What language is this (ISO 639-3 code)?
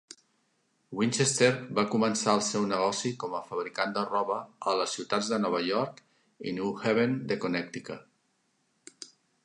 cat